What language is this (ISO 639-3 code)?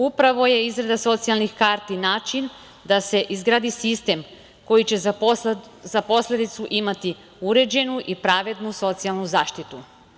srp